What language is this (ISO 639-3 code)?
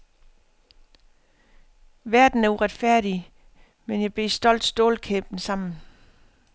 dan